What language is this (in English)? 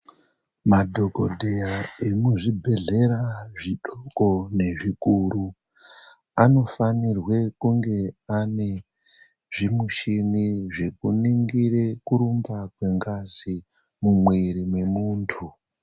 Ndau